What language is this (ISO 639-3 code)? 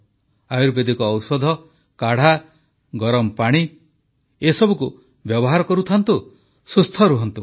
ori